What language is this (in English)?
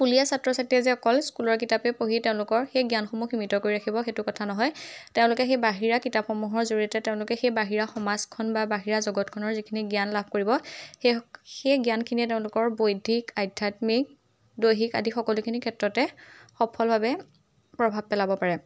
Assamese